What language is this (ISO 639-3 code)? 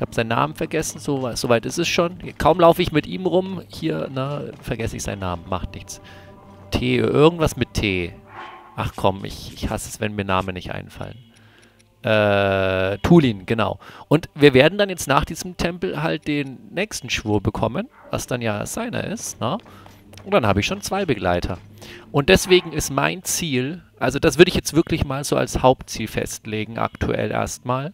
deu